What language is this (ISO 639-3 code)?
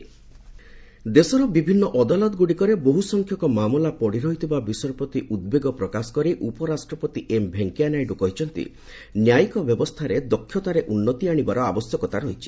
ori